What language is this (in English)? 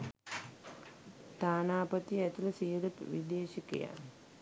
Sinhala